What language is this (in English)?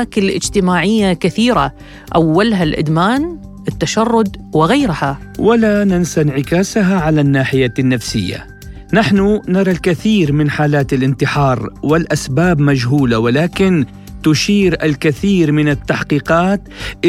Arabic